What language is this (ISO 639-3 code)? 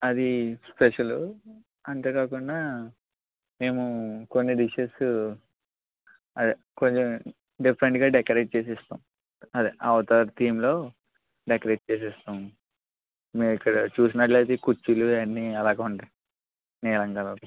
tel